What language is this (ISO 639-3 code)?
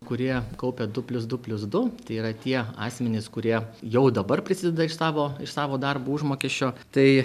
lit